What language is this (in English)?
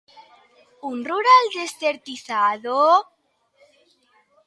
Galician